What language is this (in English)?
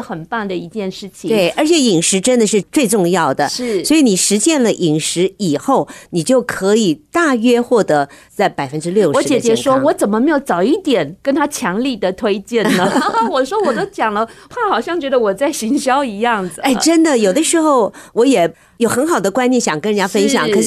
Chinese